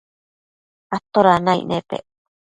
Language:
Matsés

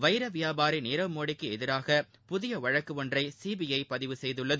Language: Tamil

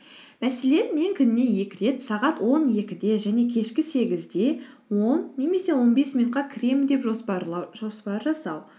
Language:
Kazakh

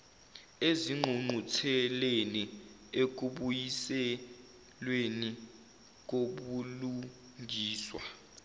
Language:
Zulu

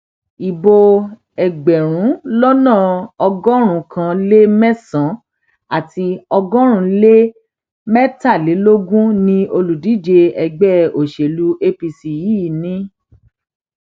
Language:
Yoruba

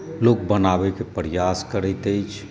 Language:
Maithili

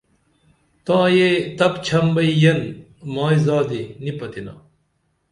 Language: Dameli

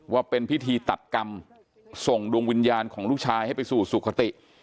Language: Thai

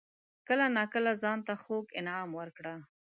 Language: Pashto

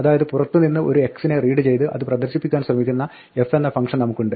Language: Malayalam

